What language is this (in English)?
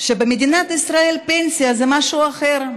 Hebrew